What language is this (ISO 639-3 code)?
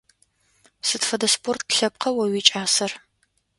ady